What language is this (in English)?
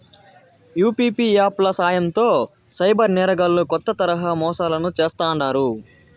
Telugu